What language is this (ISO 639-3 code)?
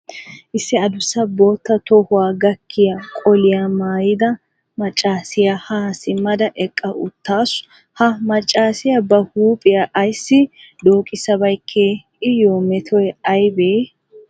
wal